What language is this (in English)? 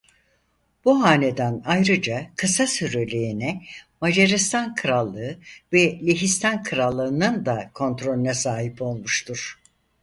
Turkish